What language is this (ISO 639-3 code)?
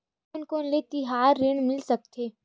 hne